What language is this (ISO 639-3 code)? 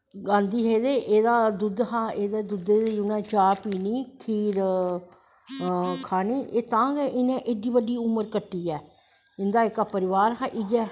doi